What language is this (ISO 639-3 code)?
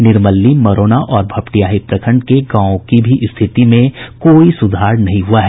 hin